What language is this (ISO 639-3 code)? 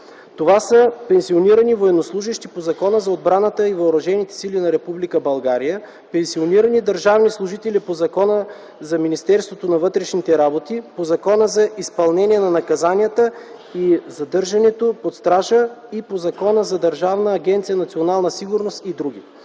bul